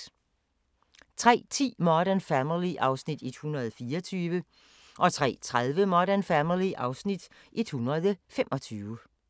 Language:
Danish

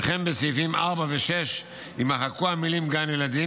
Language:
Hebrew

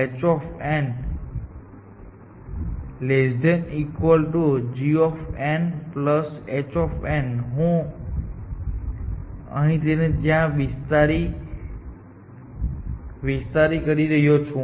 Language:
Gujarati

